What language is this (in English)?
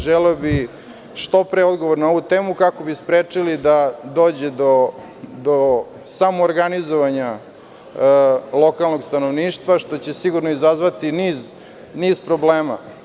Serbian